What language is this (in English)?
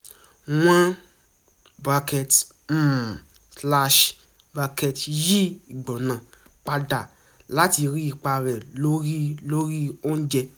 Yoruba